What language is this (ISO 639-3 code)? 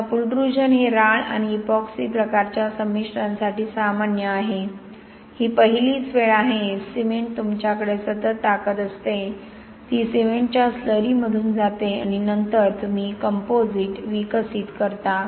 mar